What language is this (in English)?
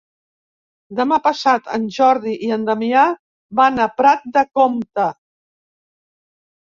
Catalan